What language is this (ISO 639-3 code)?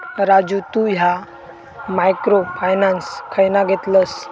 mar